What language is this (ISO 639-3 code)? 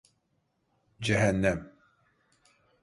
tur